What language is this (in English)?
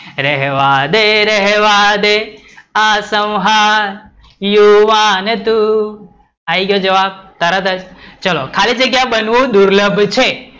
Gujarati